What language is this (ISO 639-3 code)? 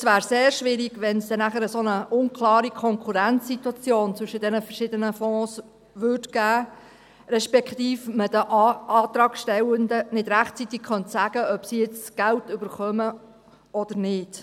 gsw